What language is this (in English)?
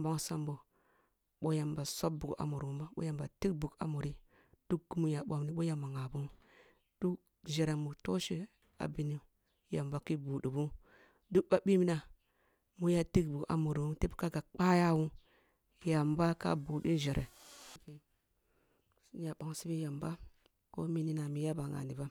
Kulung (Nigeria)